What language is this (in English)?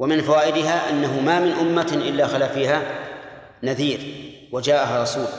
Arabic